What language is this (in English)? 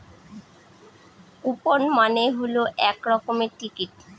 Bangla